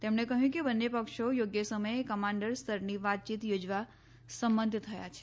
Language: Gujarati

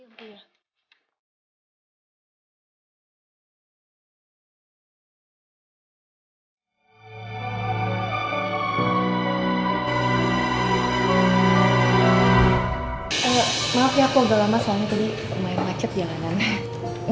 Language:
Indonesian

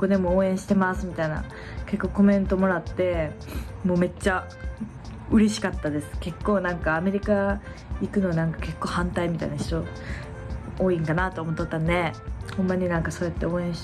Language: Japanese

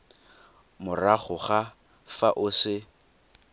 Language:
Tswana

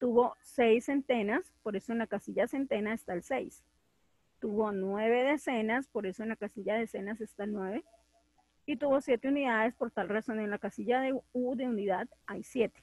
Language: Spanish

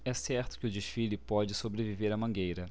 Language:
Portuguese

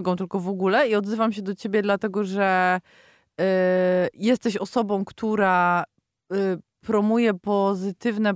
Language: Polish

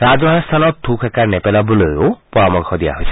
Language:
Assamese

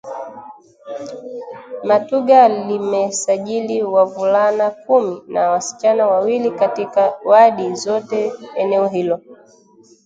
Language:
Swahili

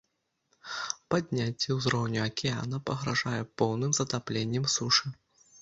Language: Belarusian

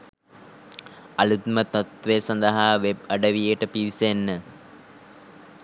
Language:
Sinhala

